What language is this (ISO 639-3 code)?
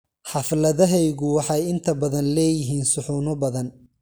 som